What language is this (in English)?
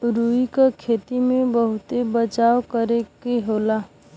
Bhojpuri